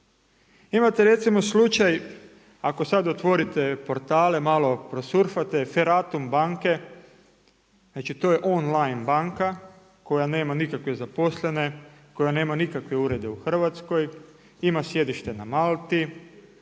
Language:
Croatian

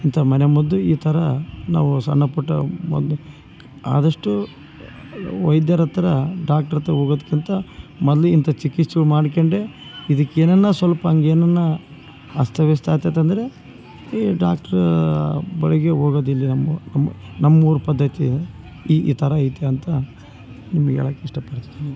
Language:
Kannada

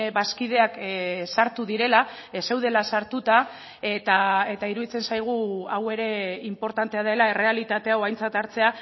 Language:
Basque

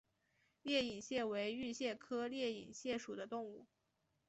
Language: Chinese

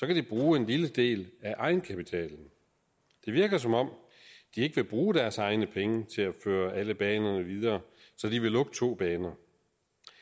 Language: Danish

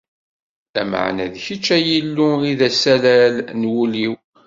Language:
Kabyle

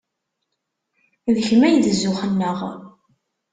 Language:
Kabyle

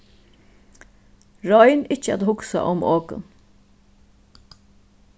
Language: Faroese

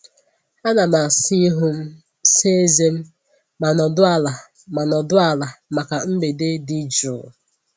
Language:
Igbo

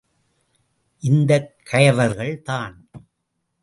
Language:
Tamil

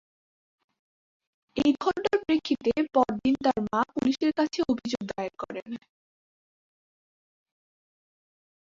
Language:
Bangla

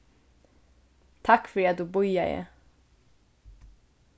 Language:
Faroese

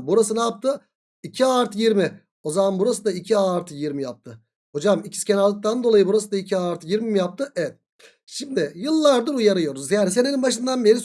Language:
Turkish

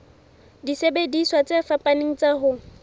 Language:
Southern Sotho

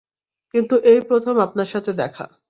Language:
Bangla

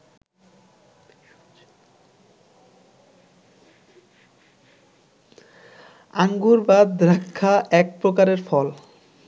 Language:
Bangla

